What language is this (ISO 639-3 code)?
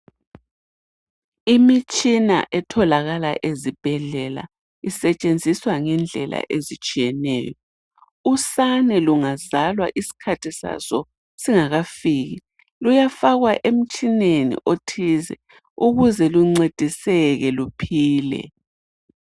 nde